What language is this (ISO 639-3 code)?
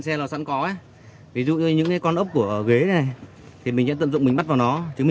vie